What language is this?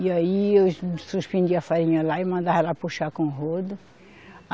Portuguese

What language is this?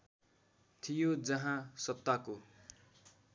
Nepali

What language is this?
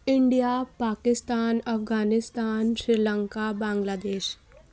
Urdu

